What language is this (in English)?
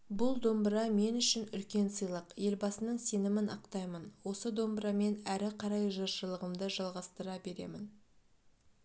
Kazakh